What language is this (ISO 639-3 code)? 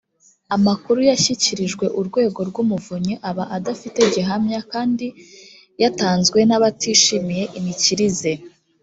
kin